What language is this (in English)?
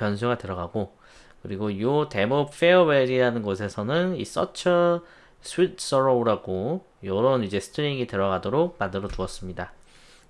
Korean